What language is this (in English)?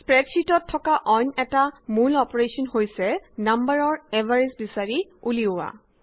Assamese